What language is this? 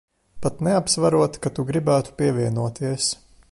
Latvian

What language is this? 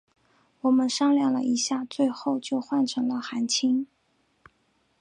Chinese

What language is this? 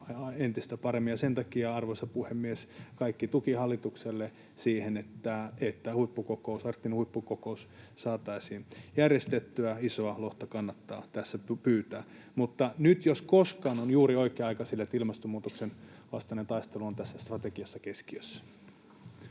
Finnish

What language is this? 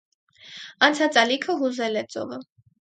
Armenian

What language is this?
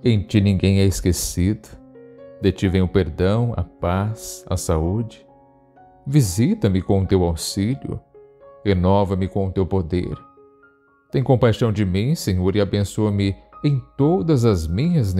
Portuguese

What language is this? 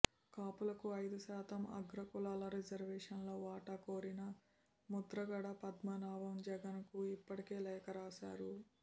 Telugu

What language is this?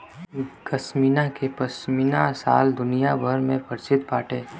Bhojpuri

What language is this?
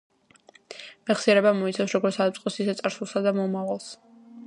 Georgian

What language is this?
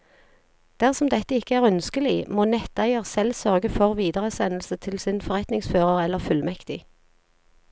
Norwegian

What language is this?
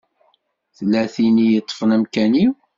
Kabyle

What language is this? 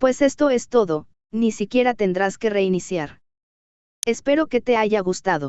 Spanish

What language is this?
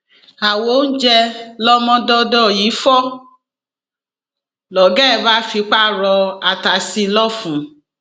Yoruba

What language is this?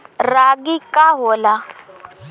Bhojpuri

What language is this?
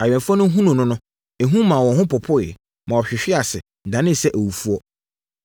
Akan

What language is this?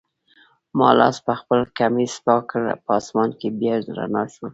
Pashto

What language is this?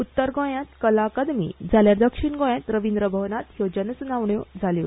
Konkani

